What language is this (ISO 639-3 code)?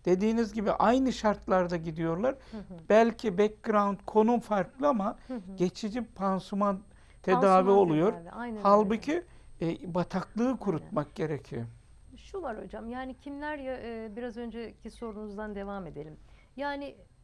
tur